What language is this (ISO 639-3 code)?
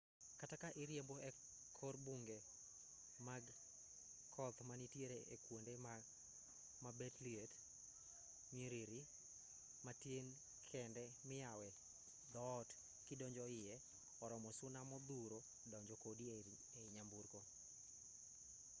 luo